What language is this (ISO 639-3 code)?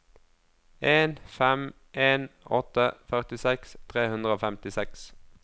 nor